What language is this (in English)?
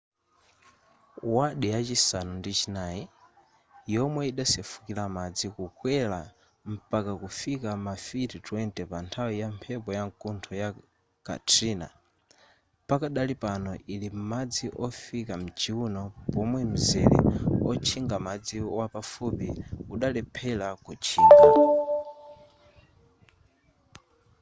Nyanja